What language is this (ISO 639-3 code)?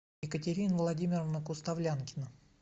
rus